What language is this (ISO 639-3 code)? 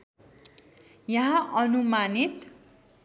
nep